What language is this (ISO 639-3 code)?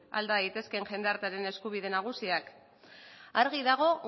eus